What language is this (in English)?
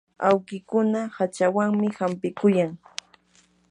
Yanahuanca Pasco Quechua